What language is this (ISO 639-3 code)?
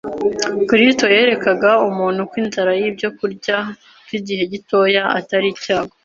kin